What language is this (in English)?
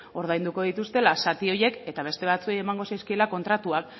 Basque